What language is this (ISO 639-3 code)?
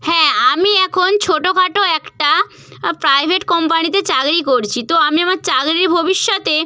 ben